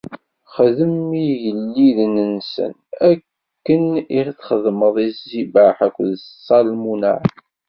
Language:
Kabyle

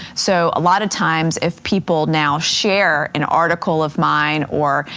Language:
English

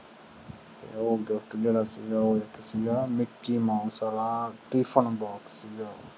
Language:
Punjabi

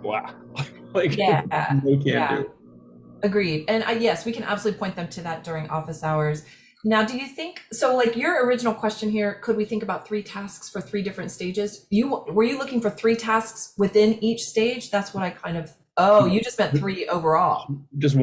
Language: English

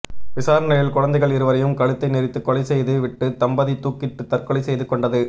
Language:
Tamil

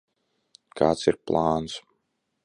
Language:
Latvian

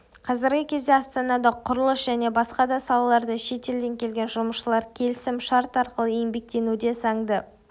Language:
Kazakh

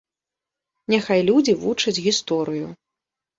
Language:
Belarusian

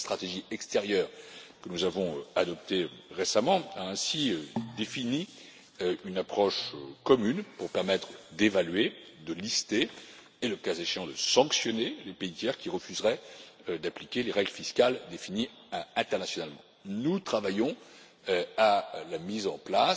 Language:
French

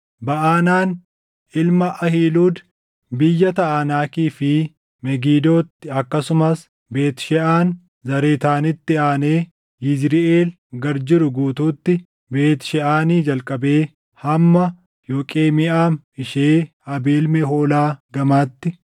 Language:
Oromo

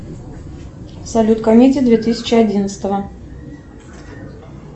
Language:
Russian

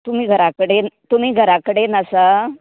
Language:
Konkani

